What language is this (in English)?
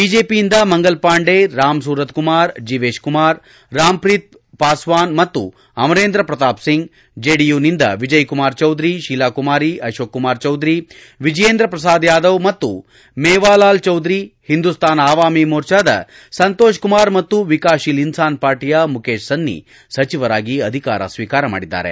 Kannada